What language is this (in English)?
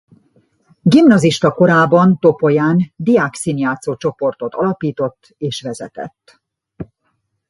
Hungarian